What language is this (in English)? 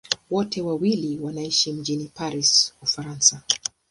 Swahili